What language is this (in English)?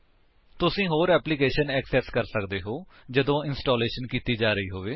Punjabi